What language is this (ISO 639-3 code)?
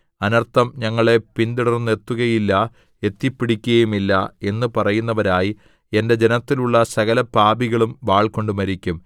mal